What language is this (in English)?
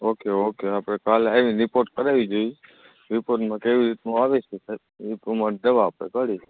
Gujarati